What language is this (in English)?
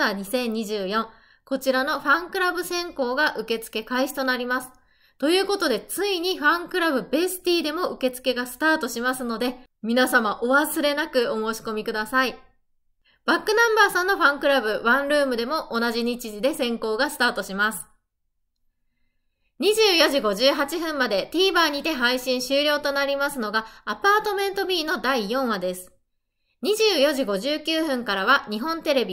Japanese